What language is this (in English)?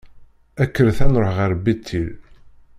Kabyle